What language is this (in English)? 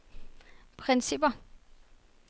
Danish